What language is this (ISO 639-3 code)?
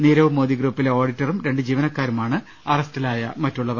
mal